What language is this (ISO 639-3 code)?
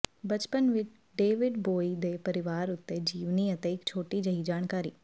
pan